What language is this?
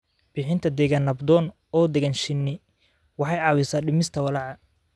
Somali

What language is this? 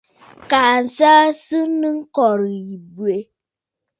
Bafut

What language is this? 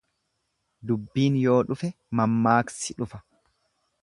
Oromo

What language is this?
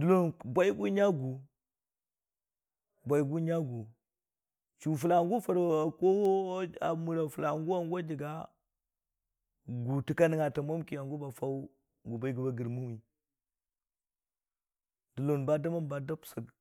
Dijim-Bwilim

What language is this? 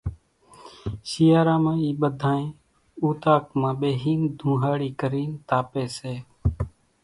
Kachi Koli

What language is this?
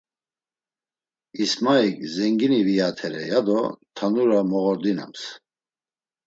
Laz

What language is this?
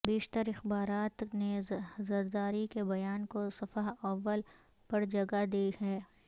Urdu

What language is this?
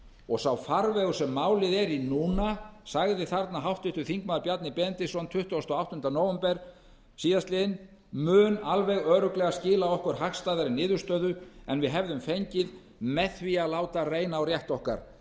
Icelandic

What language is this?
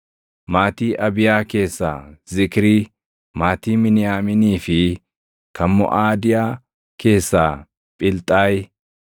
Oromo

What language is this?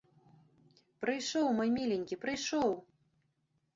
Belarusian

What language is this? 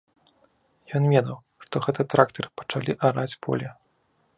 Belarusian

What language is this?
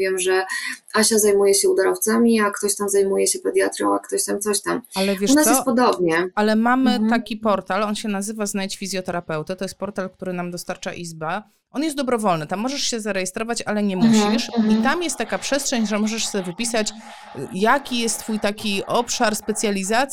Polish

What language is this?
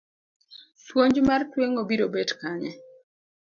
Luo (Kenya and Tanzania)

